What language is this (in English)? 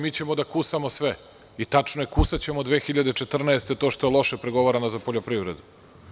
Serbian